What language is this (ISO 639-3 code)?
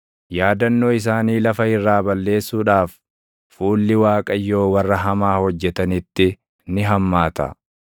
orm